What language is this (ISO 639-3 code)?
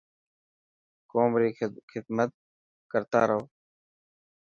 mki